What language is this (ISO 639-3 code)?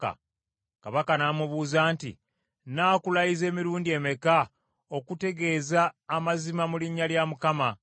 lug